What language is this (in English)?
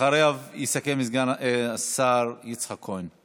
Hebrew